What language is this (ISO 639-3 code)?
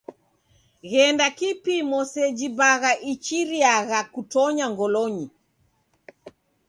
dav